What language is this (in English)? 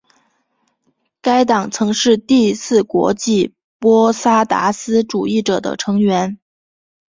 Chinese